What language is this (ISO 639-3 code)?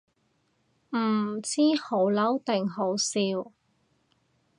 yue